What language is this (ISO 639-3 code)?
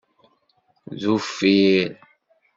kab